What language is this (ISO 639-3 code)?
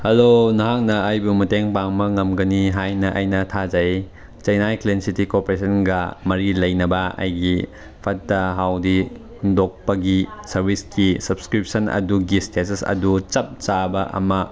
mni